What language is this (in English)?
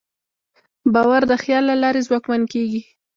Pashto